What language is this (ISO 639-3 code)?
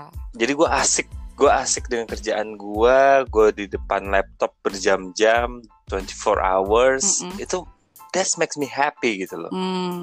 ind